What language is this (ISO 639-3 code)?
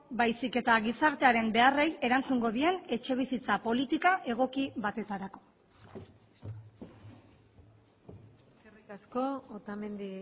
eus